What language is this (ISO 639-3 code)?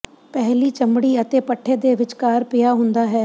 pan